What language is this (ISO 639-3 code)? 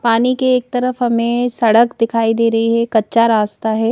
hin